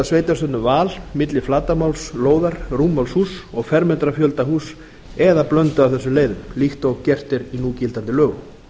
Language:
Icelandic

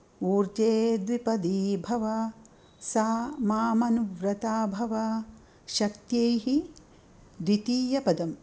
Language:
Sanskrit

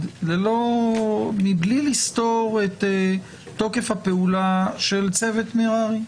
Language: Hebrew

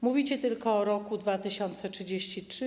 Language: Polish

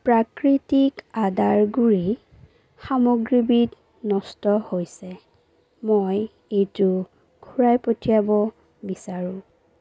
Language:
Assamese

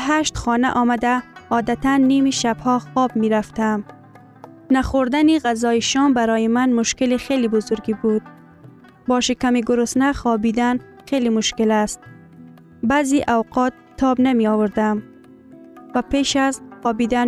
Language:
Persian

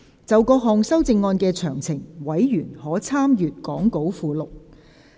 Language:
Cantonese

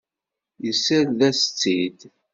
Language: Kabyle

